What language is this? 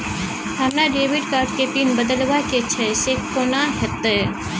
Maithili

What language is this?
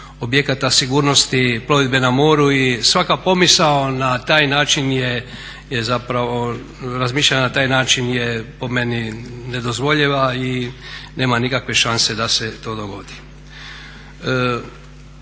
Croatian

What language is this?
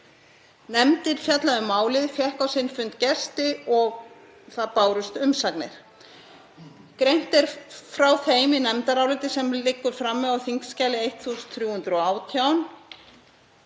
Icelandic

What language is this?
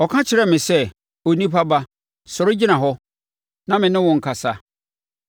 Akan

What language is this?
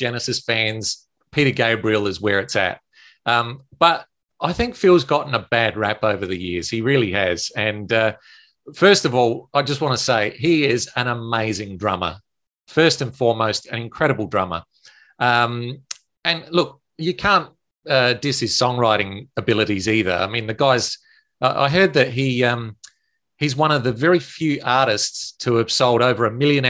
English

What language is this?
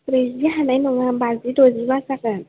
Bodo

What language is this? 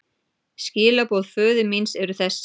Icelandic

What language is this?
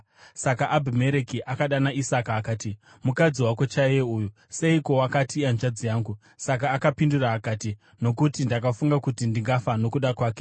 Shona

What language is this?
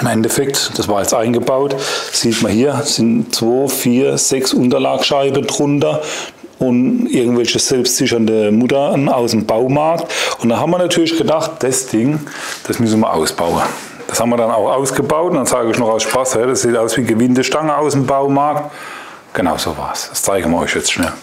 German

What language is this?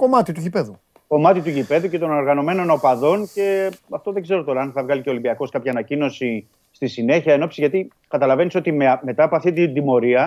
Greek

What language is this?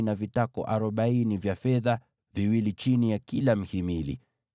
Swahili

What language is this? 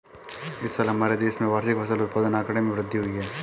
Hindi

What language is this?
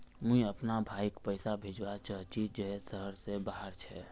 Magahi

